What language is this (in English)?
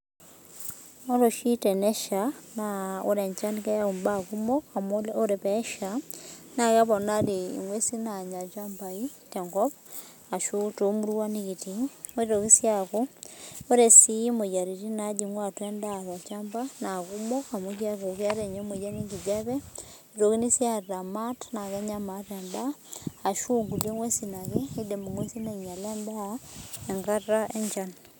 Masai